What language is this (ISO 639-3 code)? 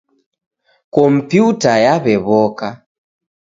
dav